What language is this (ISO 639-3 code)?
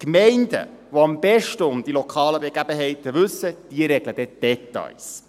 gsw